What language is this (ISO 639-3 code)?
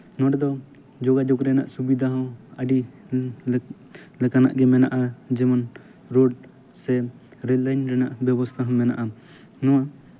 sat